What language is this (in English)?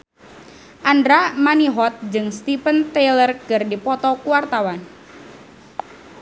Sundanese